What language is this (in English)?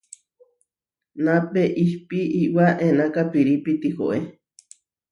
Huarijio